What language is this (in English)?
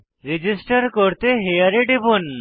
Bangla